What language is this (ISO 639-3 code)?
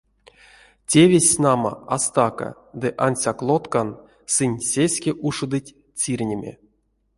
myv